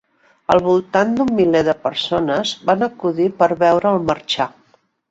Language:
Catalan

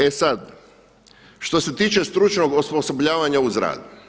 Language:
Croatian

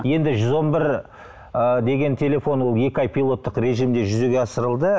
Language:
Kazakh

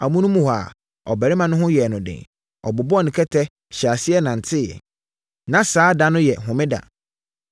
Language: Akan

